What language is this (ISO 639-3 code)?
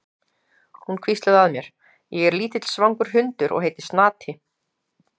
isl